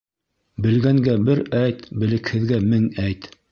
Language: Bashkir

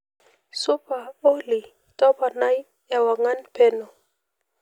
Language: Masai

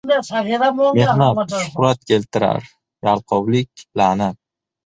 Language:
Uzbek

